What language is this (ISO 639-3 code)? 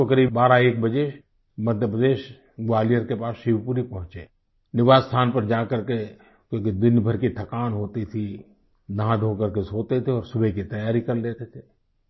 hin